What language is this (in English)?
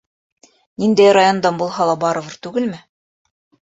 Bashkir